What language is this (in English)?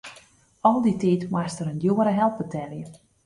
Western Frisian